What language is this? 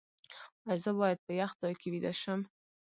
Pashto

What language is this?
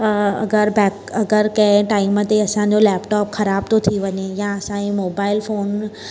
Sindhi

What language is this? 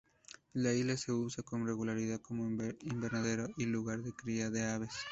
Spanish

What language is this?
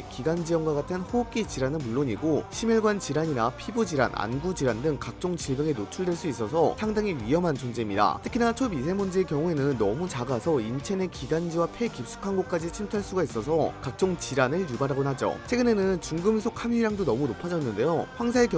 Korean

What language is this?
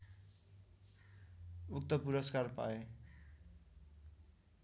Nepali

